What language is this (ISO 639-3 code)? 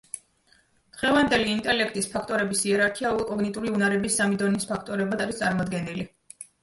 kat